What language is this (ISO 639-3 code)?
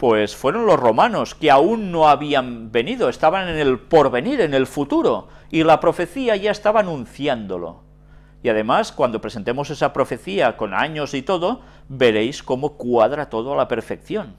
spa